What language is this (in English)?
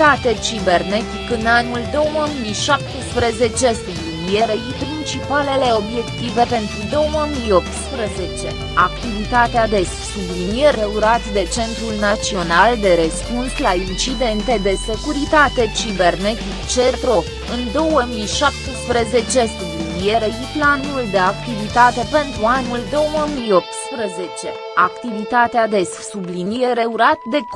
Romanian